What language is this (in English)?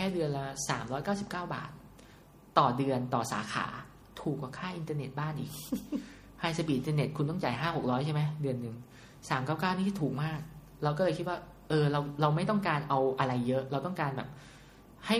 Thai